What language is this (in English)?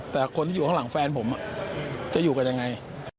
Thai